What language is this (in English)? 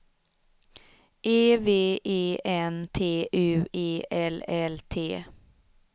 Swedish